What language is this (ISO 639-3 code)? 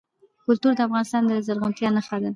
pus